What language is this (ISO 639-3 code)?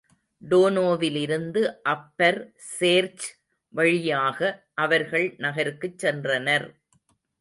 tam